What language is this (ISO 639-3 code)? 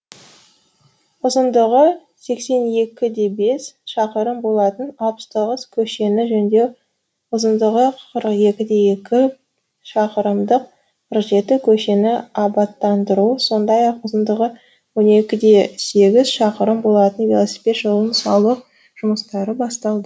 kaz